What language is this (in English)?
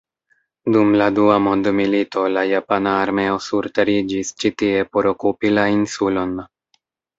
Esperanto